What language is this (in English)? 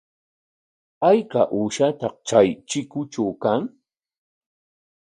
Corongo Ancash Quechua